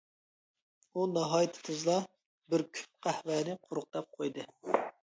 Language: Uyghur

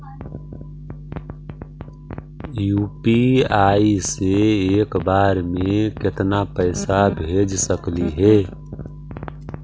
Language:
Magahi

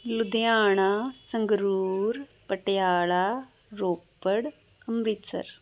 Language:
Punjabi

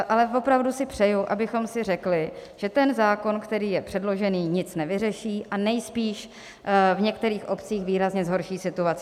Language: Czech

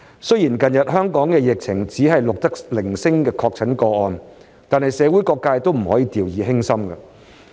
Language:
Cantonese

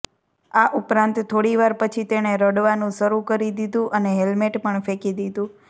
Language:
Gujarati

